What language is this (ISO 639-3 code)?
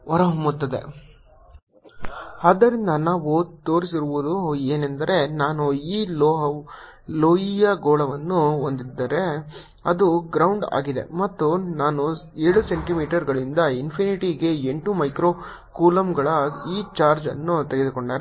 kan